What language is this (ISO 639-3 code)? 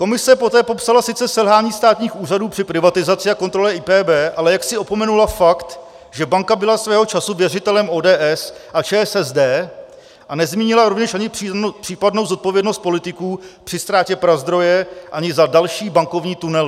ces